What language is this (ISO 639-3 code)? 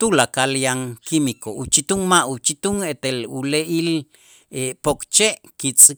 itz